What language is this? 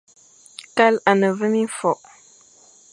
Fang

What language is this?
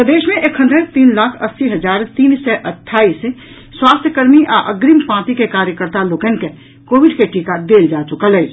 Maithili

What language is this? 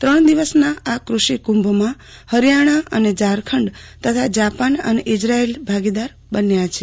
Gujarati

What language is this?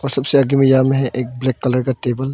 Hindi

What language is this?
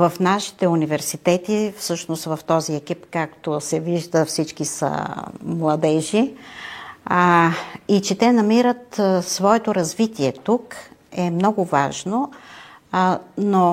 Bulgarian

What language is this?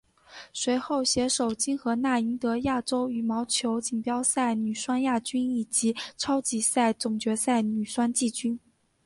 Chinese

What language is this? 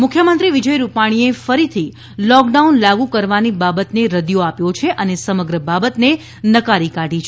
Gujarati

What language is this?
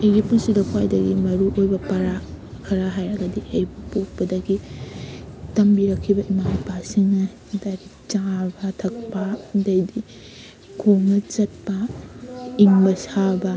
Manipuri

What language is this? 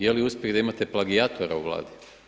Croatian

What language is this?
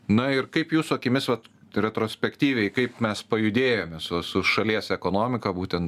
Lithuanian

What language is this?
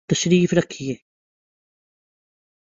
Urdu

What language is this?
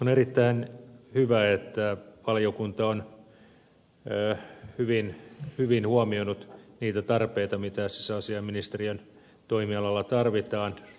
Finnish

